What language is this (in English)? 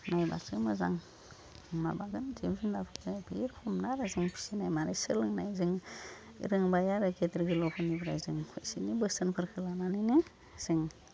Bodo